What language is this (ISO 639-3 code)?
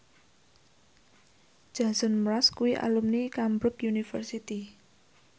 jav